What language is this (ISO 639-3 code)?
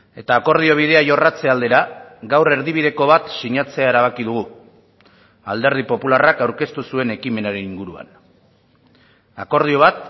eus